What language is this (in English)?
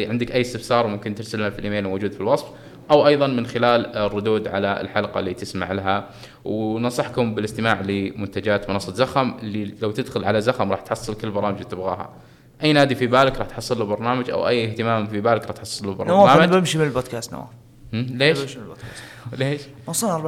Arabic